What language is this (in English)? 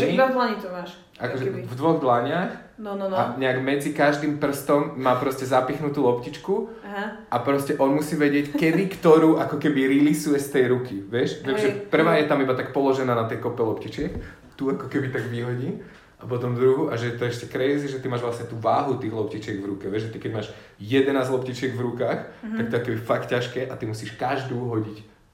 Slovak